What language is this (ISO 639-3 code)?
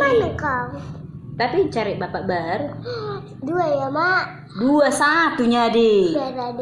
ind